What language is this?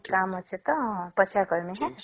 Odia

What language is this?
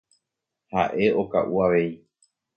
Guarani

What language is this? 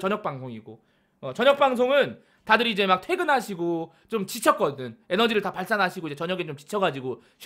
Korean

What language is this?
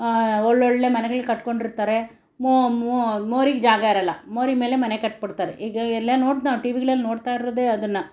Kannada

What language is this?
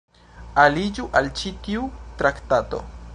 Esperanto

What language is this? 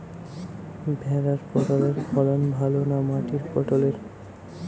Bangla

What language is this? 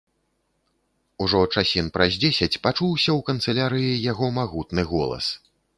Belarusian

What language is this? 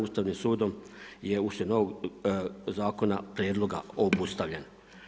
Croatian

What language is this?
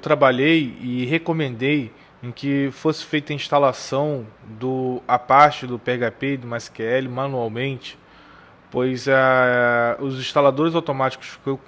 Portuguese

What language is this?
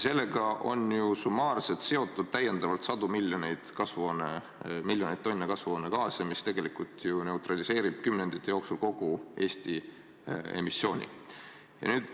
Estonian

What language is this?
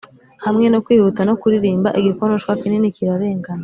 Kinyarwanda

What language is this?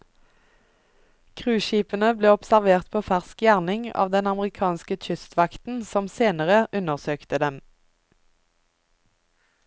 Norwegian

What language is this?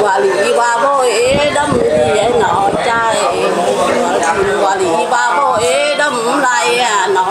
Vietnamese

